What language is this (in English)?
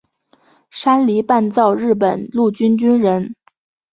Chinese